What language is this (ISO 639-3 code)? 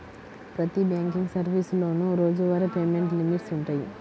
tel